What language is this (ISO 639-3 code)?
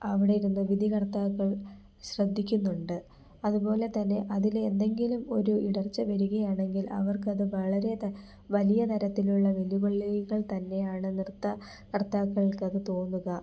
mal